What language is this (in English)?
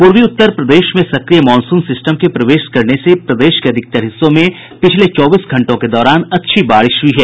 Hindi